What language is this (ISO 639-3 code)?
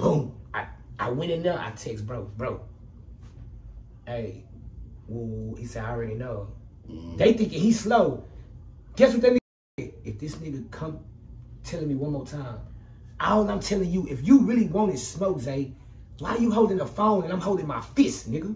eng